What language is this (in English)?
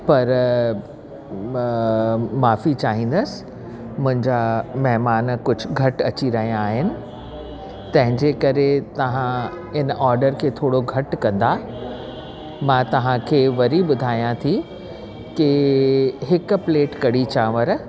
Sindhi